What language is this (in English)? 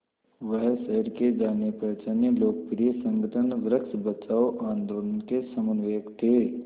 Hindi